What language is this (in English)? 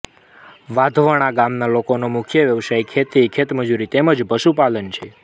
Gujarati